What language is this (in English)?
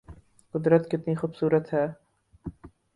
Urdu